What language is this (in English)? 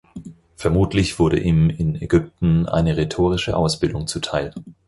German